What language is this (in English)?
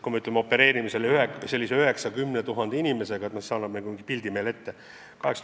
Estonian